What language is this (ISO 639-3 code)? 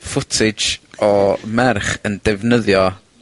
cym